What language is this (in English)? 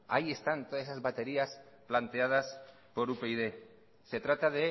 Spanish